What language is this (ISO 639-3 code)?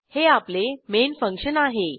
mar